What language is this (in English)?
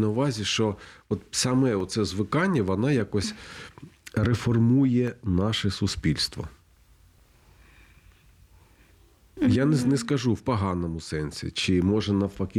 Ukrainian